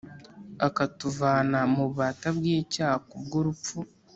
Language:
Kinyarwanda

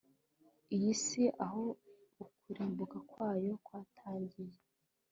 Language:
Kinyarwanda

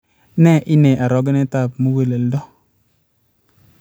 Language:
Kalenjin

